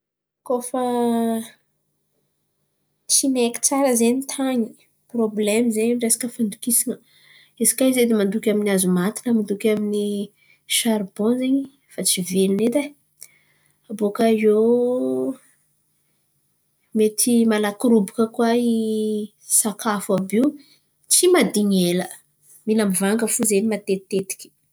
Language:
Antankarana Malagasy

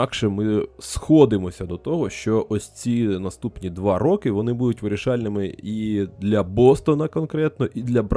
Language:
Ukrainian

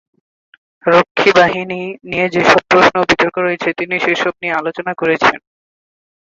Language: Bangla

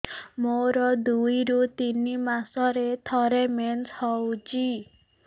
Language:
Odia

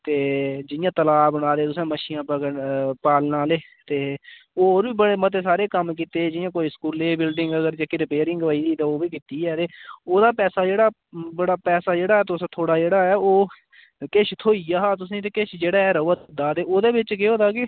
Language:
Dogri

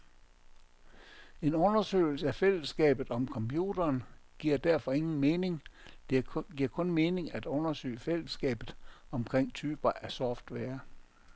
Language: Danish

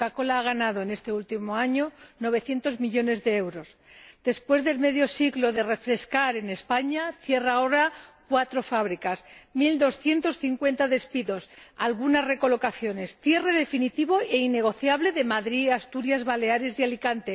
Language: Spanish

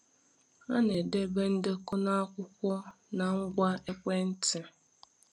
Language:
Igbo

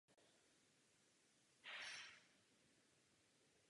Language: Czech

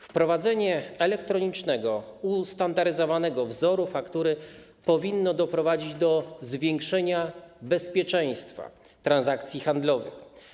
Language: Polish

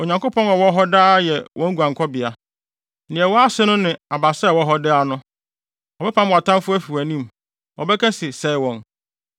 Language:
Akan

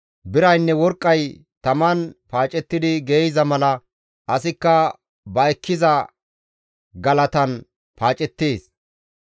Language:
Gamo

